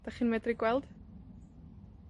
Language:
Welsh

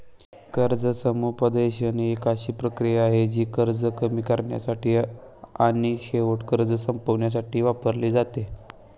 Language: Marathi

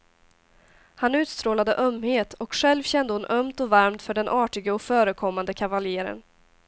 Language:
Swedish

